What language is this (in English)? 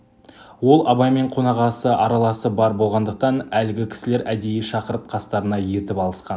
Kazakh